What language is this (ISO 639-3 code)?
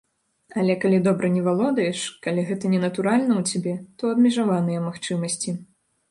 bel